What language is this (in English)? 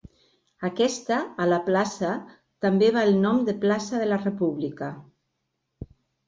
Catalan